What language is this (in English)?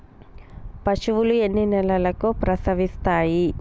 Telugu